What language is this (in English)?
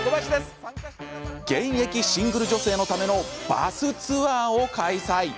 Japanese